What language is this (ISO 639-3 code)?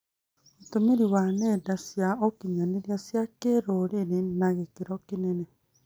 kik